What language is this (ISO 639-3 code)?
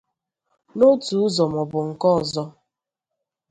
ibo